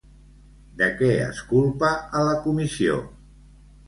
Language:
Catalan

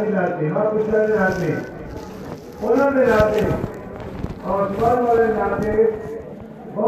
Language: Punjabi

